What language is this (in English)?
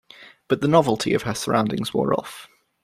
English